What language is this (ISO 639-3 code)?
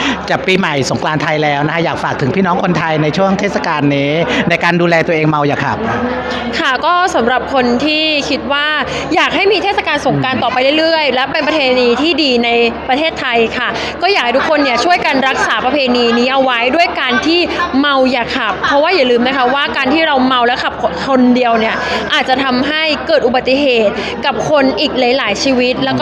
tha